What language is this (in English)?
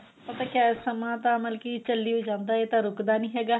Punjabi